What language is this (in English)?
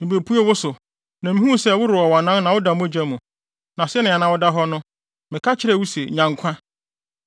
Akan